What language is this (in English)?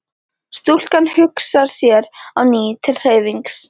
Icelandic